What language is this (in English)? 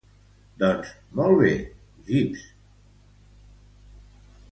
Catalan